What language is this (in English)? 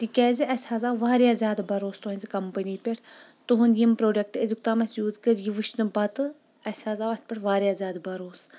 Kashmiri